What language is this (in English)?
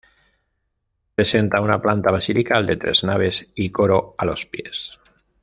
Spanish